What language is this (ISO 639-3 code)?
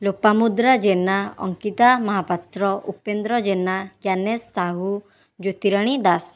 ori